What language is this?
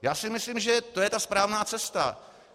Czech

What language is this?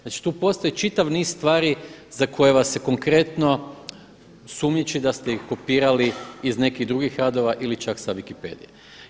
Croatian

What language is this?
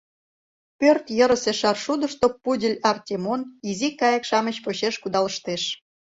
Mari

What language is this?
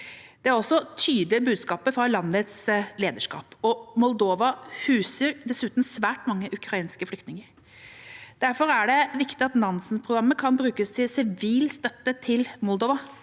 Norwegian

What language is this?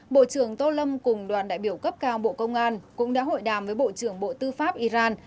Vietnamese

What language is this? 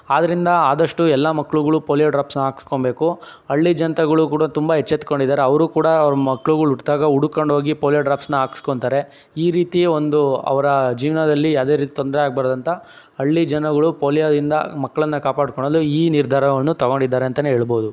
Kannada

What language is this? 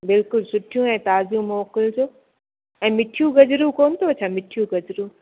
Sindhi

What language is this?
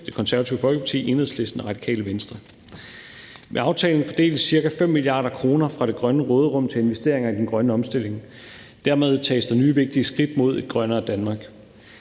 Danish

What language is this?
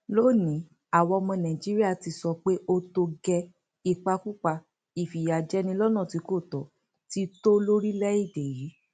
Yoruba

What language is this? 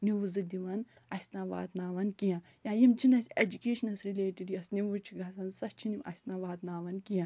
Kashmiri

